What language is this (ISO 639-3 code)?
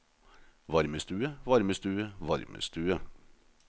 nor